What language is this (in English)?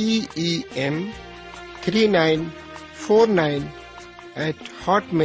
Urdu